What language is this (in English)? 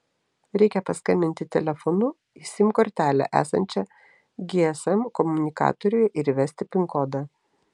Lithuanian